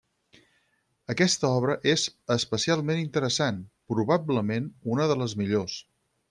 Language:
Catalan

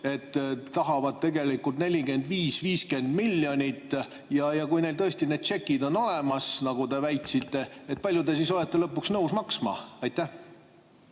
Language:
Estonian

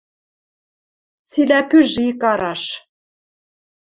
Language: Western Mari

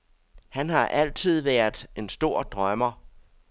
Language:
Danish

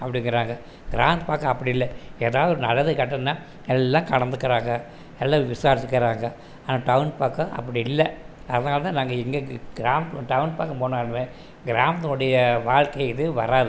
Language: Tamil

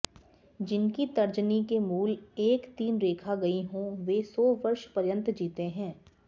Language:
Sanskrit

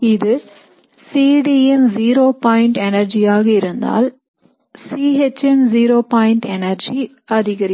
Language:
Tamil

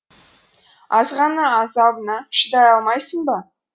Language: Kazakh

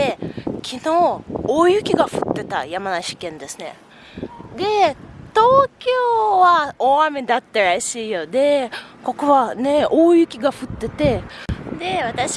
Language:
Japanese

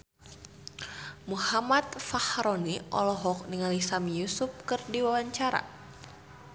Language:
Sundanese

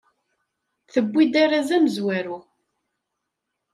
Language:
Kabyle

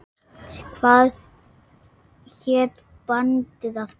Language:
Icelandic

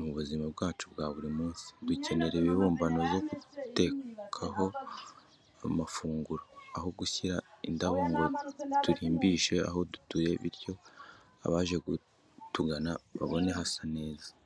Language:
Kinyarwanda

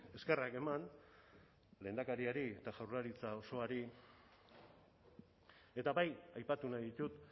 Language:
Basque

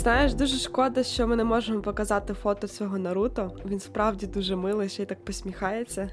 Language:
Ukrainian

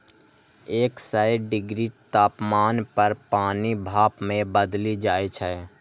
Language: Maithili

